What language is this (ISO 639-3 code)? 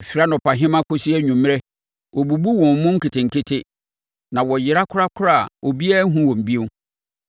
aka